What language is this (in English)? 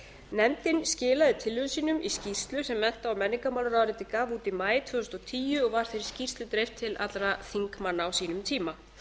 Icelandic